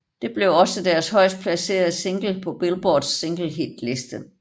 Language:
Danish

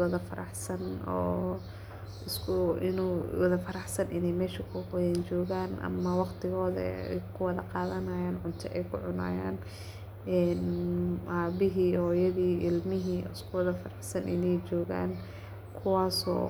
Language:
Somali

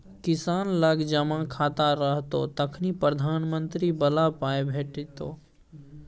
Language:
Maithili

